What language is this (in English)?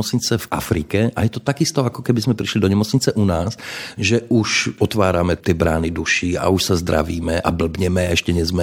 Slovak